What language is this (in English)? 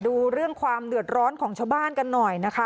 Thai